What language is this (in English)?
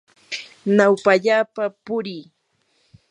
Yanahuanca Pasco Quechua